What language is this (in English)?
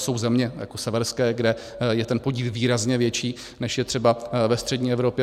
Czech